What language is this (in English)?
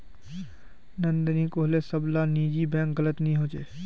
Magahi